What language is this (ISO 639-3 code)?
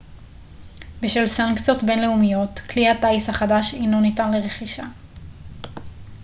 heb